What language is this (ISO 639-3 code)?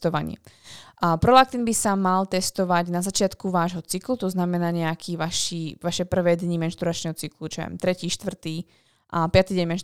slk